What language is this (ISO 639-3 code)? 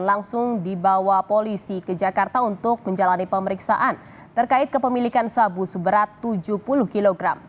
ind